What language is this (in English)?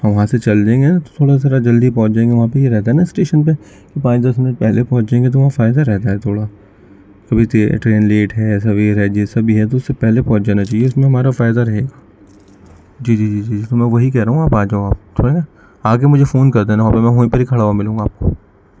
Urdu